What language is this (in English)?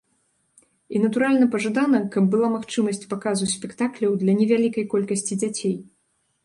Belarusian